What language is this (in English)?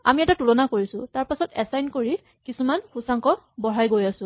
Assamese